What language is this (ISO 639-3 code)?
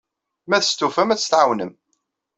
kab